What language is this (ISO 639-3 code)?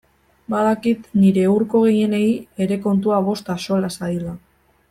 eus